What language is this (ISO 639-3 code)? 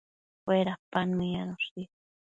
mcf